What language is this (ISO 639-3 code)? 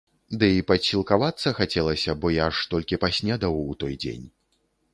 bel